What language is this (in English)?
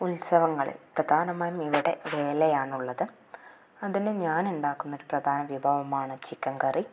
Malayalam